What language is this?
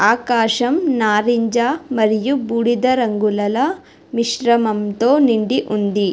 Telugu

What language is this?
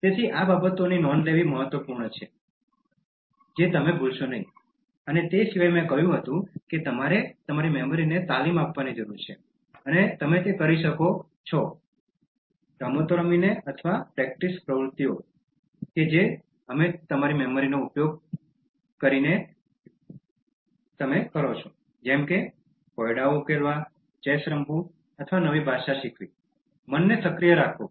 Gujarati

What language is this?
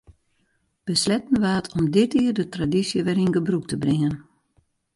Western Frisian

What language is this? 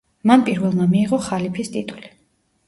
Georgian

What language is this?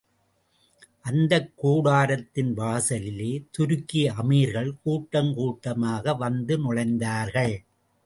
Tamil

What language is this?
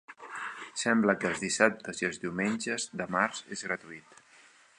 Catalan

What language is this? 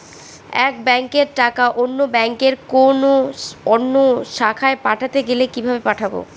Bangla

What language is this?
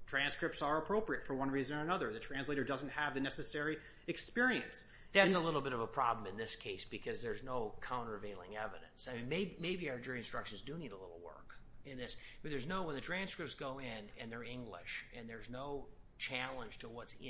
English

